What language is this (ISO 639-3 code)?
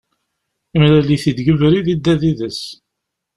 kab